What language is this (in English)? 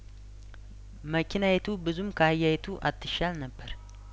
Amharic